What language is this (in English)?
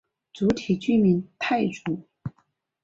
Chinese